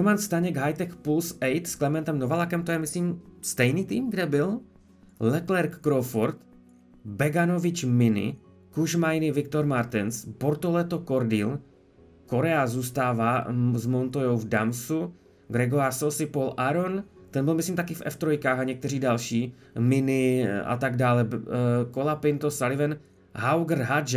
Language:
Czech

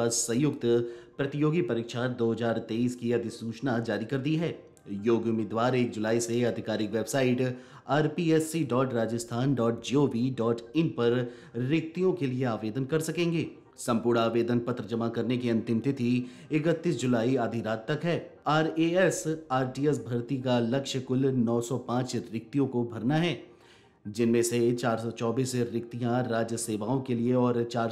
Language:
Hindi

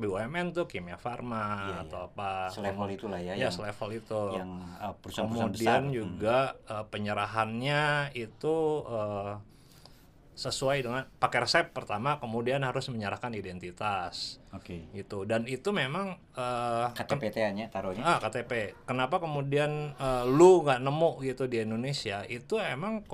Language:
Indonesian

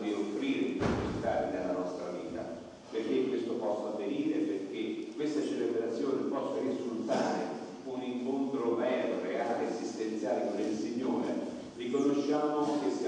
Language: Italian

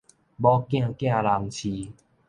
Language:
Min Nan Chinese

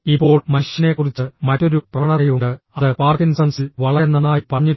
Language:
Malayalam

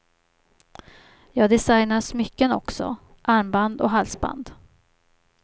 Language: Swedish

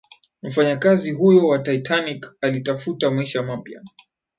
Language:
Swahili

